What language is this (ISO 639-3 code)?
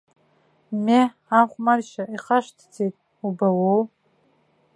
abk